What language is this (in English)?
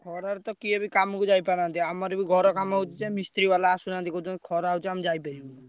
Odia